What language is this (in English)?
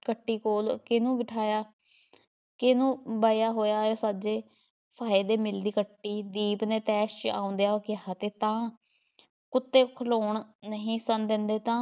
Punjabi